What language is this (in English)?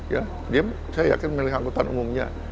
Indonesian